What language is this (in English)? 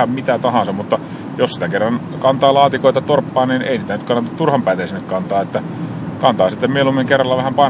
Finnish